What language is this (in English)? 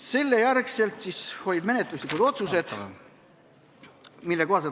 Estonian